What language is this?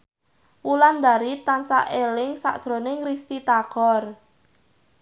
Javanese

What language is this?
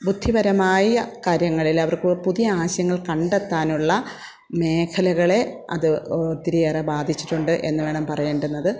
Malayalam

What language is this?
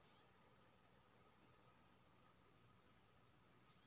Maithili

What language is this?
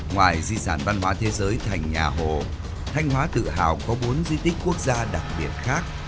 Vietnamese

